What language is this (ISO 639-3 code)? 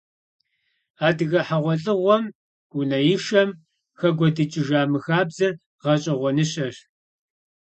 kbd